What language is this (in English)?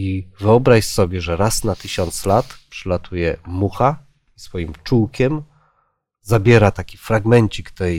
Polish